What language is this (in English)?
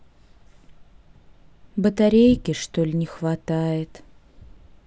Russian